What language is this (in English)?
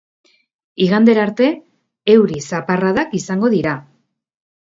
Basque